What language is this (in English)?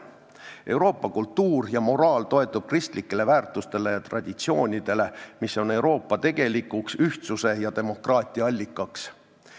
Estonian